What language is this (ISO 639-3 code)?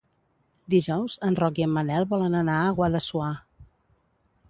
cat